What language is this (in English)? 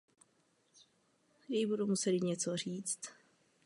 Czech